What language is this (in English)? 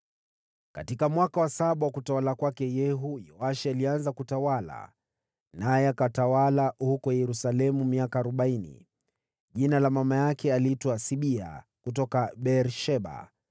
Swahili